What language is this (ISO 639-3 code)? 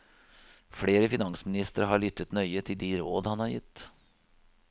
nor